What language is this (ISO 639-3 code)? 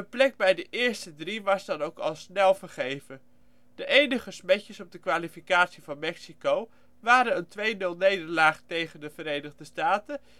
nld